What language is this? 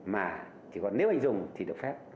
Vietnamese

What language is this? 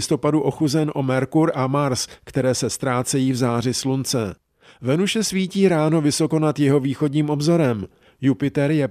Czech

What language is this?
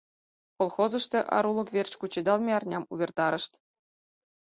Mari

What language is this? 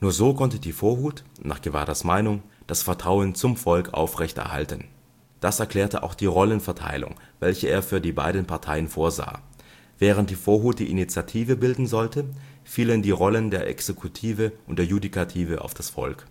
German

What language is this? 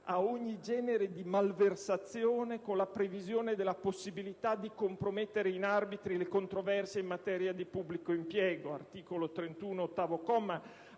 Italian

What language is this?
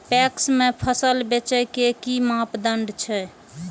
Maithili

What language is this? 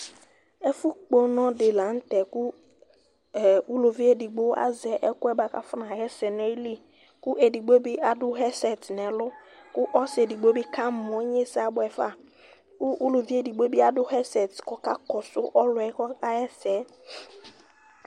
Ikposo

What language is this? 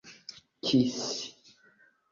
Esperanto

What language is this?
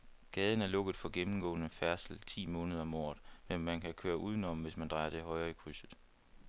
Danish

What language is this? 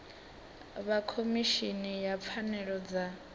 Venda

